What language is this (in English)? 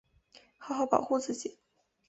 Chinese